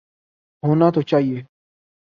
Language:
Urdu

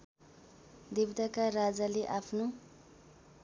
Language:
Nepali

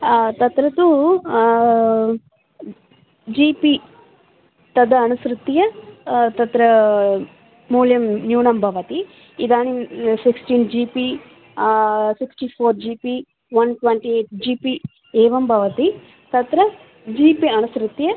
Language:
Sanskrit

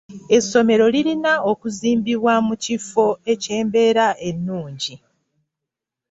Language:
Ganda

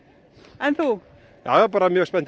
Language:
Icelandic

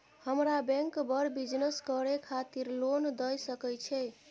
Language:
Maithili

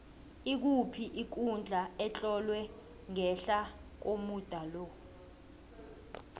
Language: South Ndebele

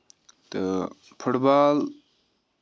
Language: Kashmiri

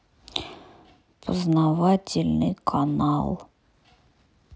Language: Russian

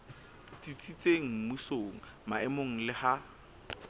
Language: Southern Sotho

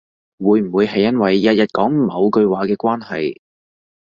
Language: Cantonese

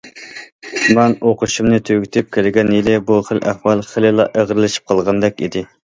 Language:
Uyghur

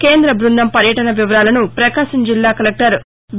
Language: Telugu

